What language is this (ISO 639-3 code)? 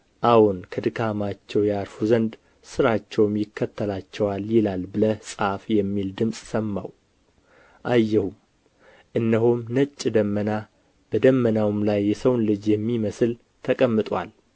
amh